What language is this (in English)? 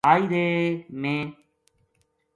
Gujari